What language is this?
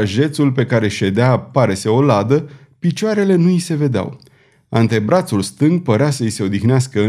Romanian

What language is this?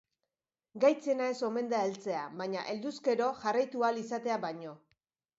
Basque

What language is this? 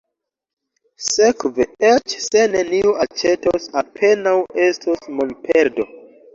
Esperanto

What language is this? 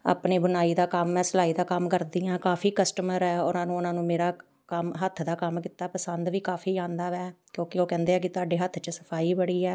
Punjabi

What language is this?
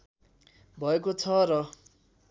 Nepali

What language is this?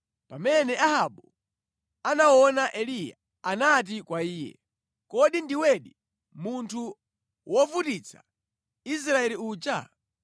Nyanja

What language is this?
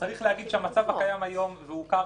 Hebrew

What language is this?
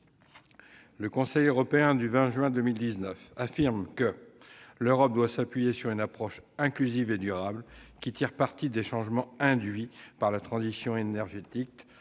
French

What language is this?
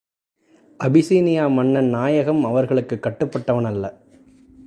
Tamil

